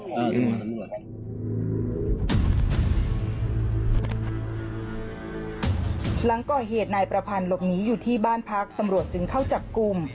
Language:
Thai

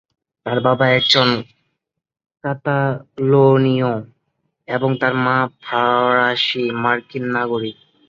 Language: Bangla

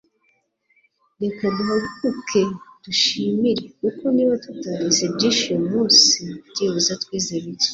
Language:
Kinyarwanda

